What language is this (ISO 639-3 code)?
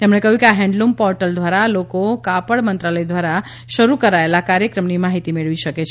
guj